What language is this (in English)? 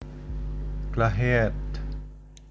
Javanese